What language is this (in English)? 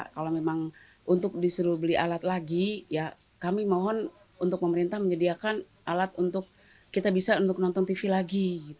Indonesian